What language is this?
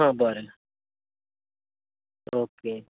Konkani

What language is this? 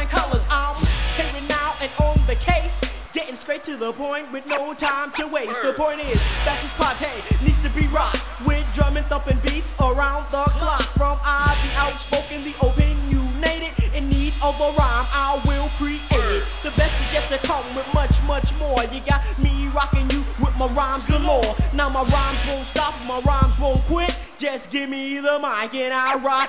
English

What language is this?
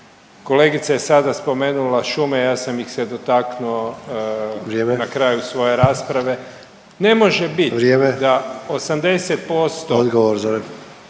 Croatian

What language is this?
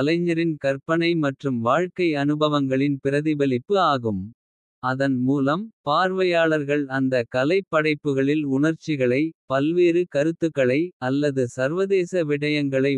Kota (India)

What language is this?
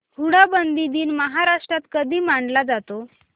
Marathi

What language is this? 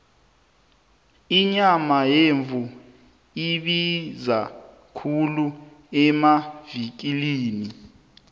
South Ndebele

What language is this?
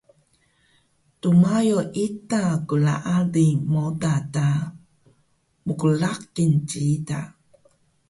Taroko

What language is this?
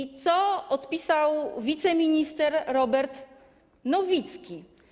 Polish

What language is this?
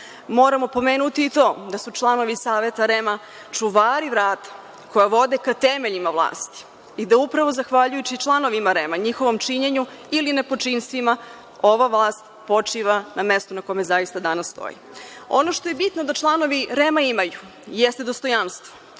Serbian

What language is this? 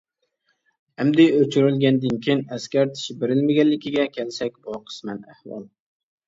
Uyghur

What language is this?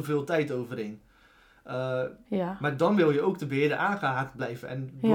Dutch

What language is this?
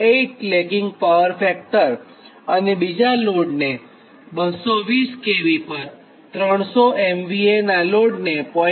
Gujarati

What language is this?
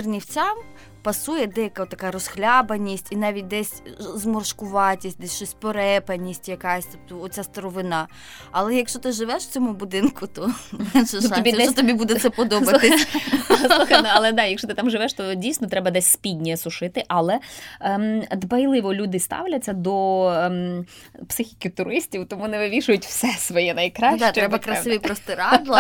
Ukrainian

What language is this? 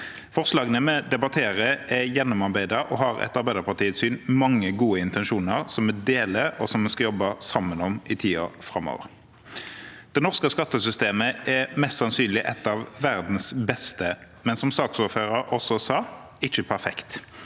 Norwegian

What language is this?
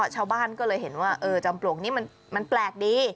Thai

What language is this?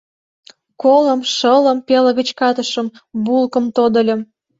Mari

